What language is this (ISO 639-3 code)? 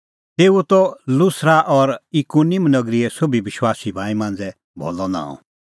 kfx